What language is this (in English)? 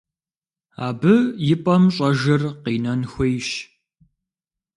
Kabardian